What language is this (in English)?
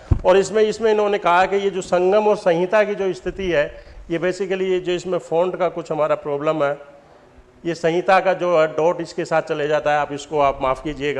Hindi